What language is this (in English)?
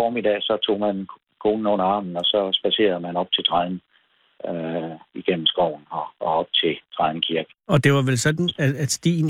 Danish